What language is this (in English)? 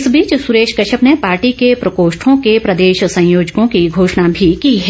Hindi